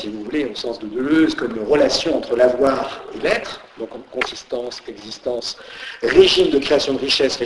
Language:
French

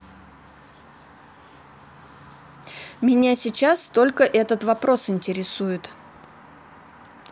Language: Russian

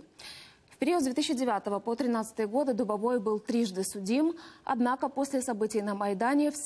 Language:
Russian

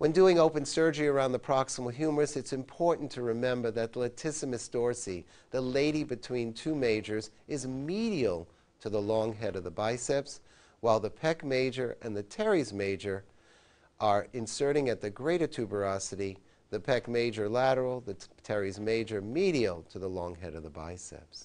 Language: English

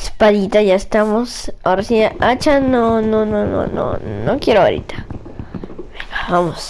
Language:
Spanish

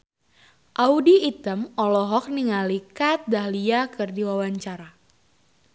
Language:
Sundanese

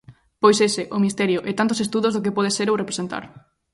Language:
Galician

